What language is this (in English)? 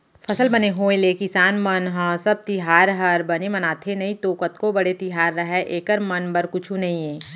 Chhattisgarhi